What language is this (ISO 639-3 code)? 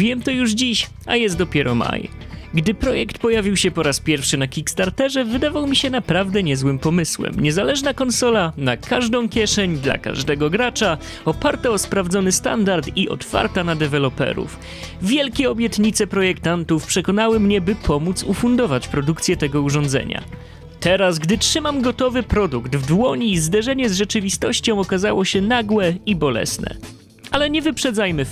pol